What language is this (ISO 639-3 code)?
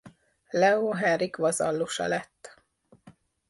hun